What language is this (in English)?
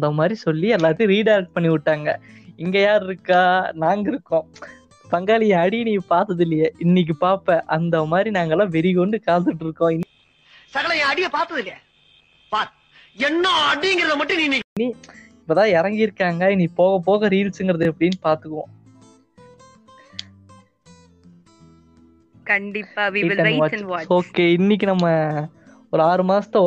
Tamil